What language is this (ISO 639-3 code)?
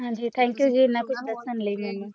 pan